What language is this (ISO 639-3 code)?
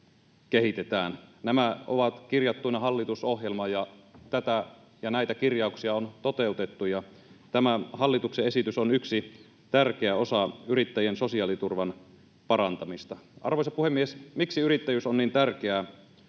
fin